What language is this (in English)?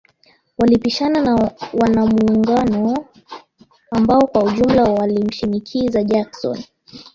Swahili